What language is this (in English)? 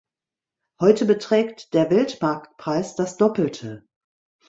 German